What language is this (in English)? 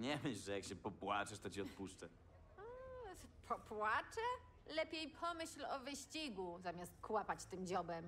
Polish